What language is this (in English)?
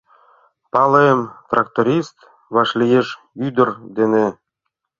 Mari